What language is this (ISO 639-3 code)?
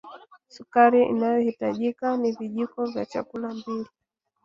swa